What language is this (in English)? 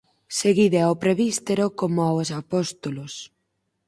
Galician